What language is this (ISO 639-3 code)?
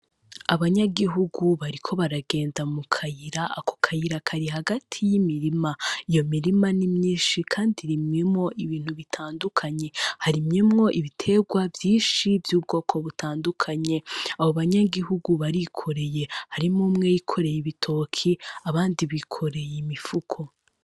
run